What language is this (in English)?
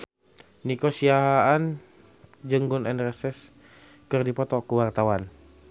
Sundanese